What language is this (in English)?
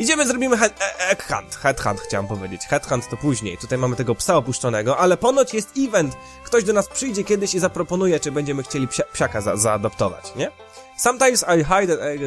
Polish